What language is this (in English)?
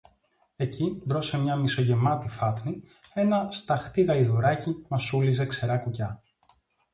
Greek